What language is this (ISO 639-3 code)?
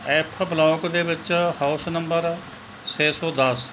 pan